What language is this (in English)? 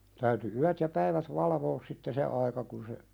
Finnish